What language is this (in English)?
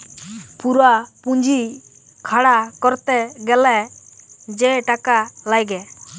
Bangla